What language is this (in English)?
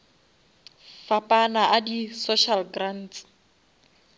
Northern Sotho